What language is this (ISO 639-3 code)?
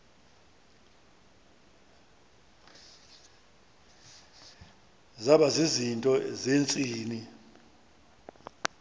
xho